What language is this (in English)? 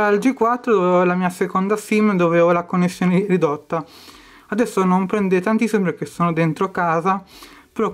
Italian